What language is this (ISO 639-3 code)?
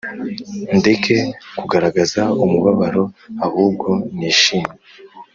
kin